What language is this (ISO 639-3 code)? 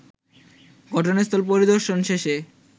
ben